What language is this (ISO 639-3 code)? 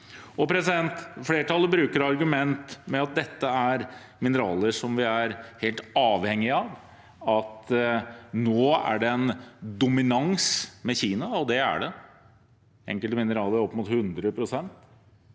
nor